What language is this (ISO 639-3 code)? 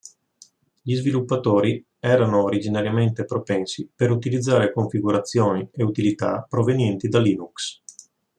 ita